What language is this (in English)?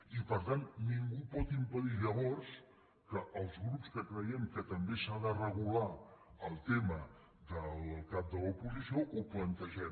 Catalan